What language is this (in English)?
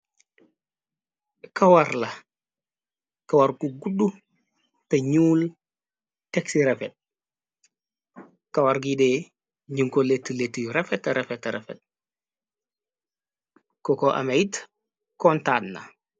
Wolof